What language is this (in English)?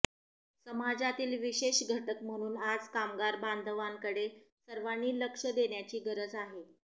Marathi